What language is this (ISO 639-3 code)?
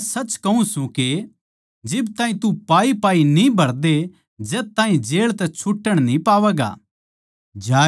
bgc